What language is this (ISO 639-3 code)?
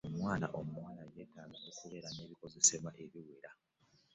lug